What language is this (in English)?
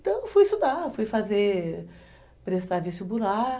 Portuguese